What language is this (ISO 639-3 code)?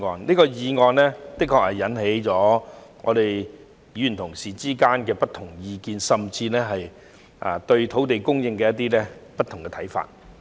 yue